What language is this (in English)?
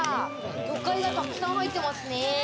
Japanese